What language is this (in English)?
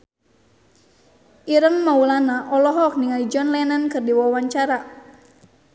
Sundanese